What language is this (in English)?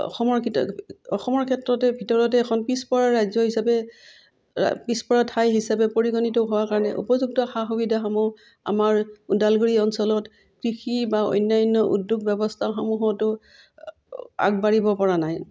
Assamese